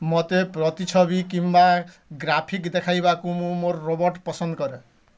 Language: Odia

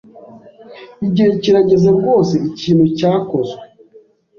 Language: Kinyarwanda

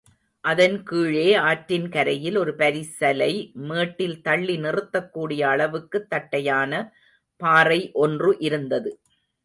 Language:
Tamil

